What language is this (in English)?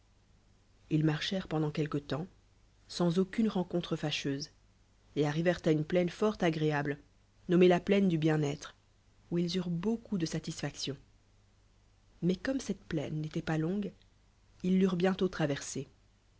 French